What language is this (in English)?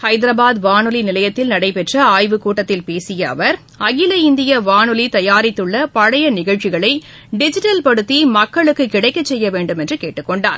Tamil